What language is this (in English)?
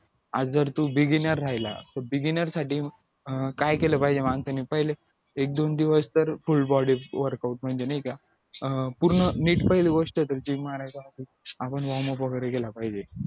Marathi